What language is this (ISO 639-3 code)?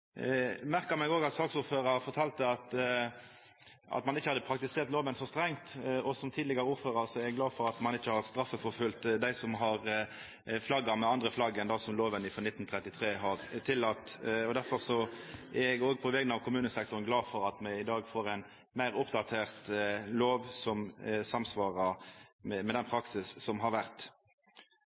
nno